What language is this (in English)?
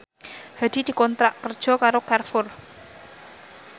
Javanese